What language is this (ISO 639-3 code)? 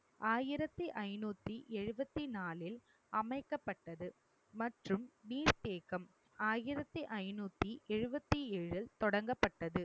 tam